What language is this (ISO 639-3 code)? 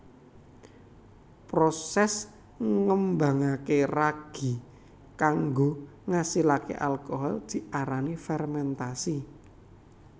jav